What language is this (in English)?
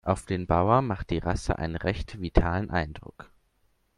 German